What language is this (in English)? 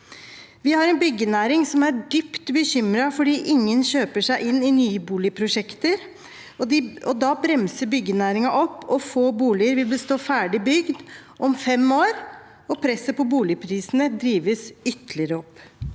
Norwegian